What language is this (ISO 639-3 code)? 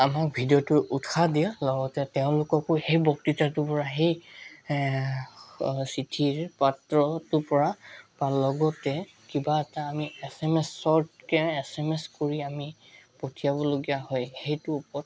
asm